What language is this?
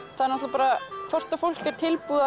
Icelandic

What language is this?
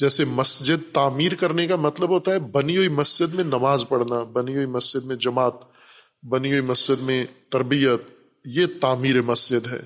Urdu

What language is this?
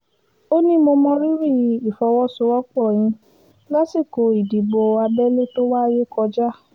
Yoruba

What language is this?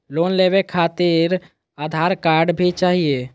Magahi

